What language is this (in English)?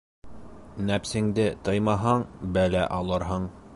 Bashkir